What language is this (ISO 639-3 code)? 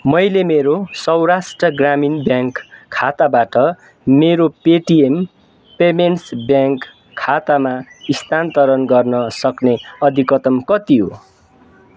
nep